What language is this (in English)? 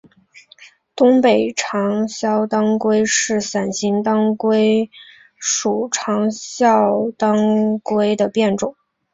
Chinese